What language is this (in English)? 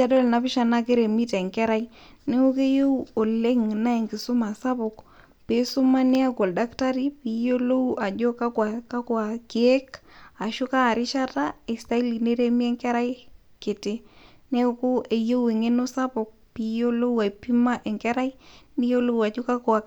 Masai